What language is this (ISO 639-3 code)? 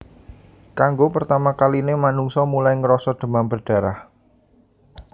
jav